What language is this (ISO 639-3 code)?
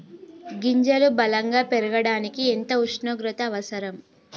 tel